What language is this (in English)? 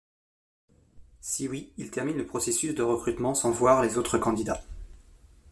French